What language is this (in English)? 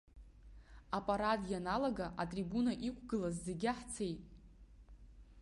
Abkhazian